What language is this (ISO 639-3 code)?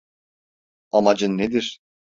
tur